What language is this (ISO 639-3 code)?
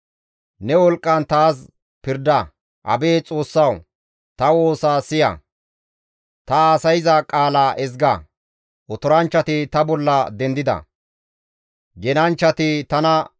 gmv